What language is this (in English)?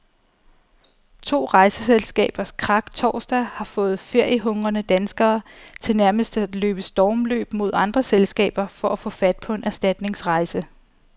Danish